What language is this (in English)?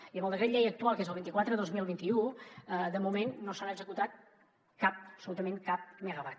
Catalan